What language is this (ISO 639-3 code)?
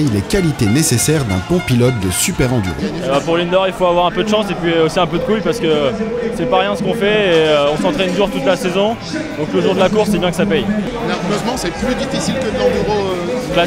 fra